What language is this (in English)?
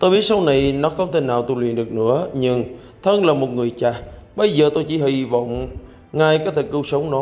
Vietnamese